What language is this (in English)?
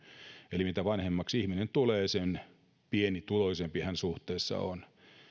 Finnish